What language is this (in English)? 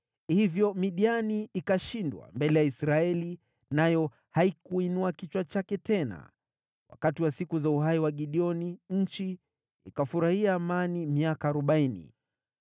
Swahili